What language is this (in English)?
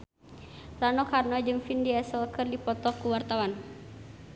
Sundanese